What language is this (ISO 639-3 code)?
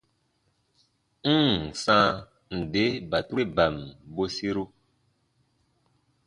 bba